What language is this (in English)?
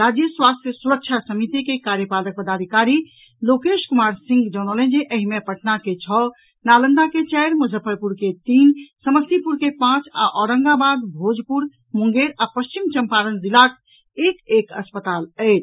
Maithili